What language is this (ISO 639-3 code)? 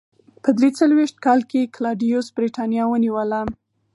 pus